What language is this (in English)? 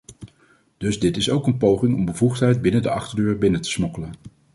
Dutch